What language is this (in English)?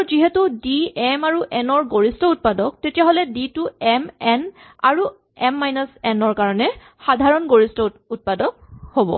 Assamese